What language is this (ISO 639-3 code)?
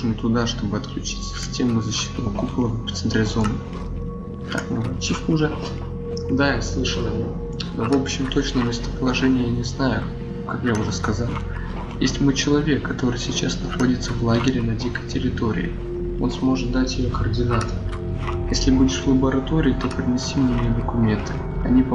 rus